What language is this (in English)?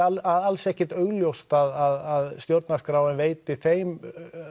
Icelandic